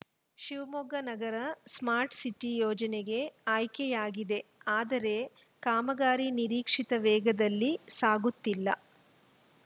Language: Kannada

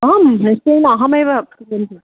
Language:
Sanskrit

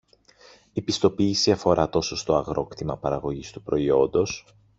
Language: Greek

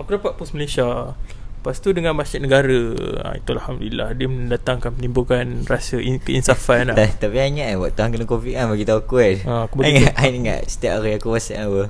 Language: Malay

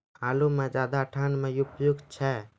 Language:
Maithili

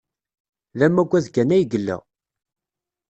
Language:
Kabyle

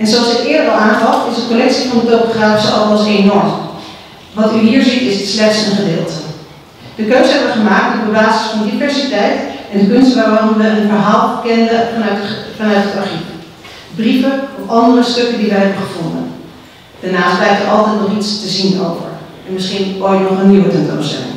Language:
Dutch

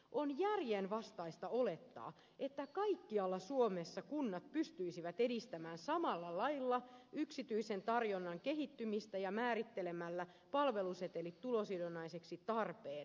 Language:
Finnish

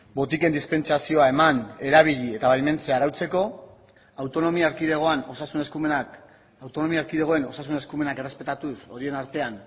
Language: Basque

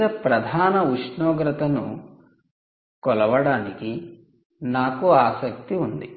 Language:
Telugu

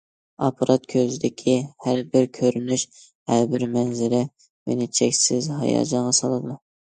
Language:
Uyghur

